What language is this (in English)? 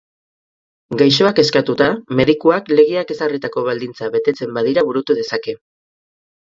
Basque